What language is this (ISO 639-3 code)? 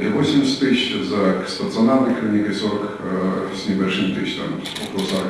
rus